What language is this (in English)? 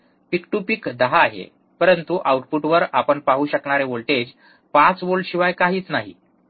Marathi